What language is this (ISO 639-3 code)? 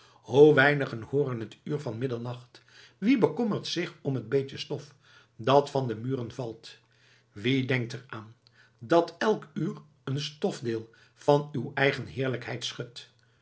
nld